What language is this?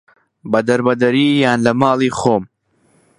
Central Kurdish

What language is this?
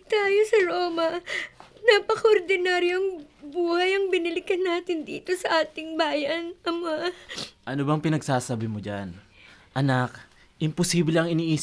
Filipino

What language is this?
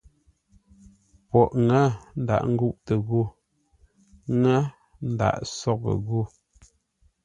Ngombale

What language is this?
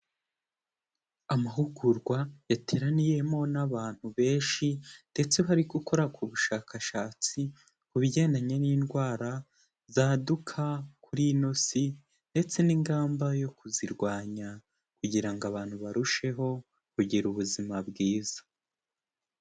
Kinyarwanda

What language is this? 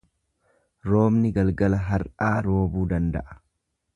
Oromo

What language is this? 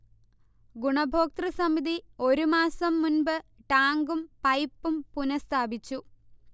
Malayalam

